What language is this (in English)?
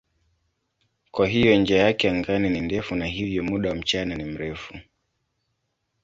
Swahili